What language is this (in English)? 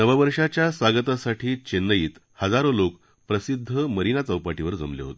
Marathi